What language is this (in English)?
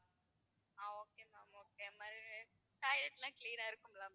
Tamil